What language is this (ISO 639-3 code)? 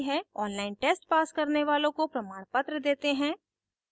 hin